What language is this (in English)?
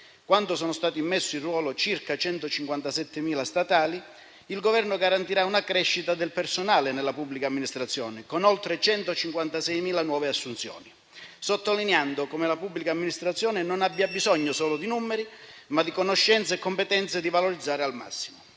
Italian